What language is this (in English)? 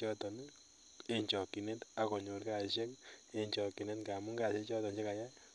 Kalenjin